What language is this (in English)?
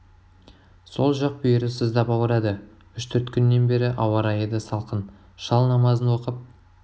Kazakh